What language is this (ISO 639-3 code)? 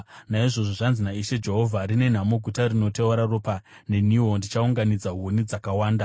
sna